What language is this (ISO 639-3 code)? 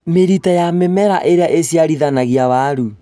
kik